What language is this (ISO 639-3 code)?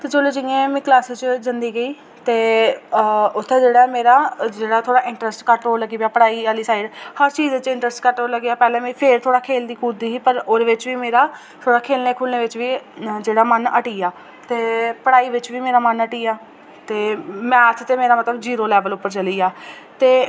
doi